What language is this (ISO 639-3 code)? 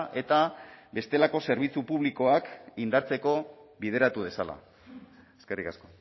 eus